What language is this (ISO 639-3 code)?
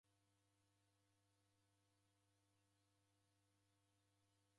dav